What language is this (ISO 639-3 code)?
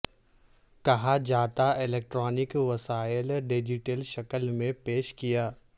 urd